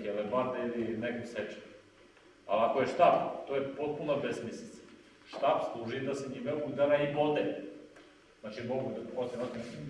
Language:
Serbian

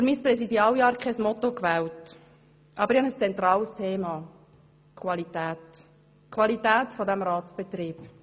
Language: Swiss German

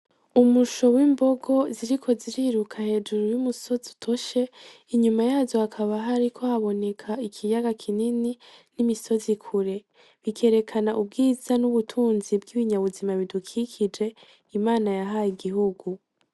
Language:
Rundi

